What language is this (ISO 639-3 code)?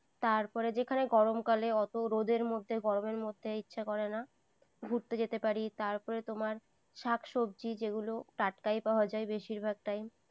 ben